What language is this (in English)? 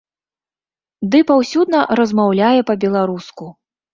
Belarusian